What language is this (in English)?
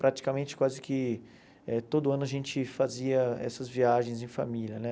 Portuguese